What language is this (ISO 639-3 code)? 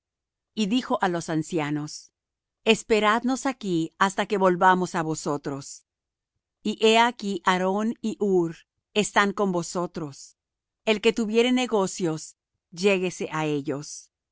spa